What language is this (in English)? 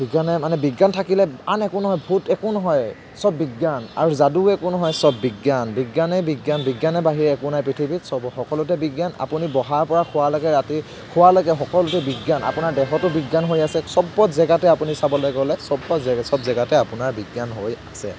Assamese